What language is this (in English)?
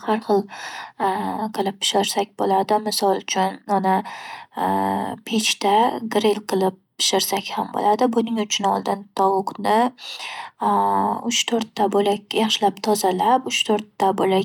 Uzbek